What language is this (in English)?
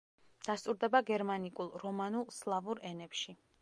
Georgian